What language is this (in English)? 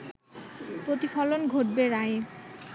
Bangla